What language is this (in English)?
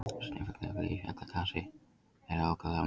Icelandic